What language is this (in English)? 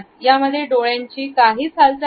Marathi